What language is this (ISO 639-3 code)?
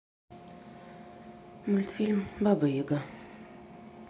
rus